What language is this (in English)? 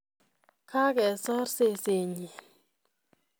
Kalenjin